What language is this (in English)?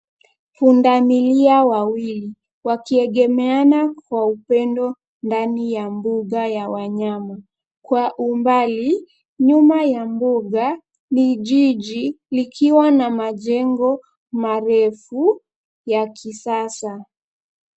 Swahili